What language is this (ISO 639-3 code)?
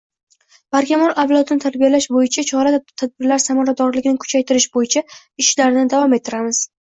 uzb